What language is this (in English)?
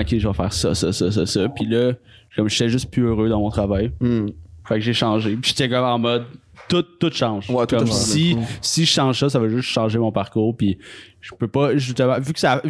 French